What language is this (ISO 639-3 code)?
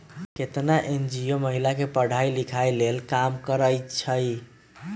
mag